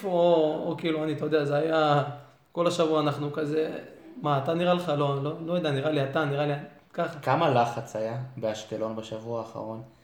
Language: Hebrew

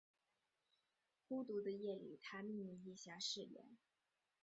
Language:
Chinese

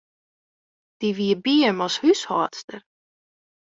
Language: Western Frisian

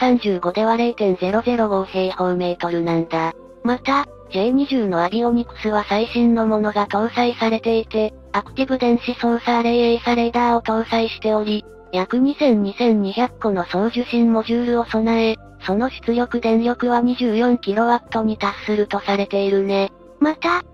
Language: Japanese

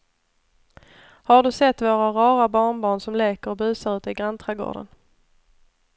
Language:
Swedish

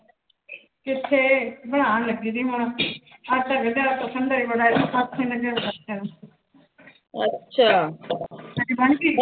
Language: Punjabi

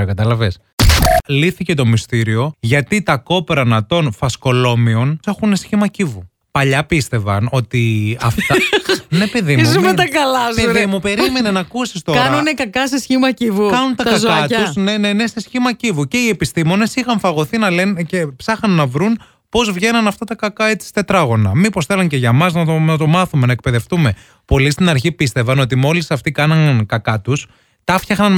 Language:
Greek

